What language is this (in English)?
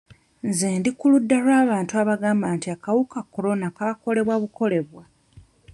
Ganda